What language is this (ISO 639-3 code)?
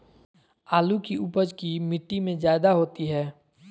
mag